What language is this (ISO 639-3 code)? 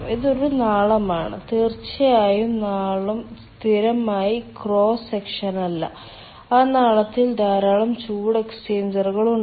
mal